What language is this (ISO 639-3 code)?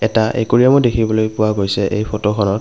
asm